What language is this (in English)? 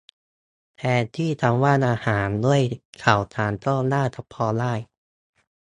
Thai